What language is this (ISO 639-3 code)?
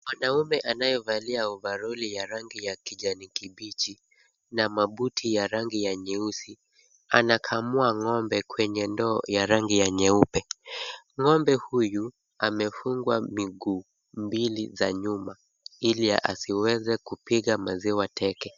swa